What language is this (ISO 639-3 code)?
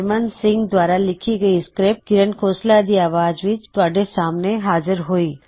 pan